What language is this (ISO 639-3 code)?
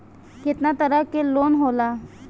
bho